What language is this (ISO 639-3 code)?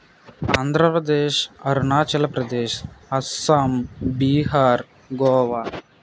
tel